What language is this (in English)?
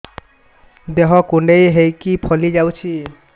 Odia